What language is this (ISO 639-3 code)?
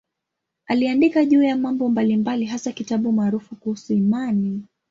swa